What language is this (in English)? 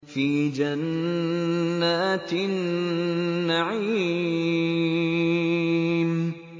Arabic